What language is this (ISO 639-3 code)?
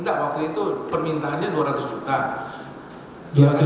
ind